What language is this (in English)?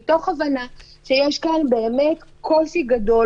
Hebrew